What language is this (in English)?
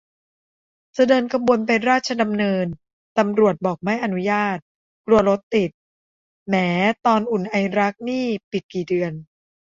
Thai